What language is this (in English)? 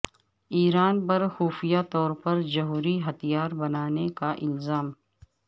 Urdu